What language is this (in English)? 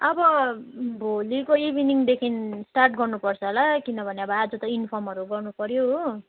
Nepali